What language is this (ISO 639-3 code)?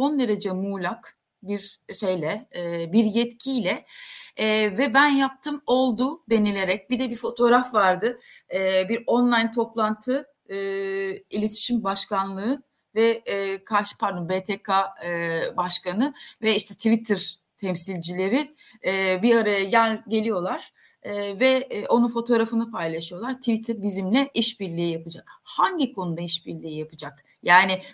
tur